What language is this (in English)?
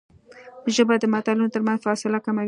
Pashto